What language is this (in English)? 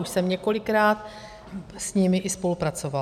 Czech